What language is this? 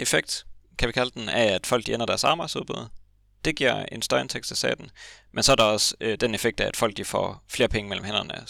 Danish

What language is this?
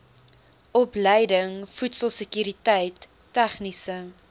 Afrikaans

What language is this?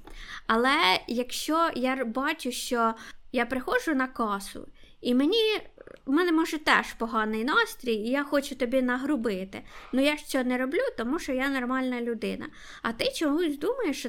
Ukrainian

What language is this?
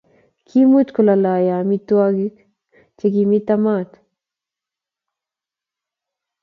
Kalenjin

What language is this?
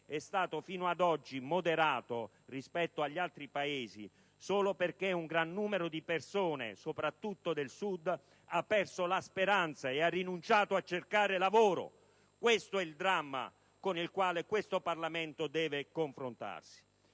Italian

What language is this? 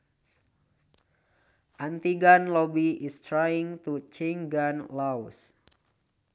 Sundanese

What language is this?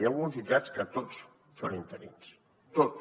Catalan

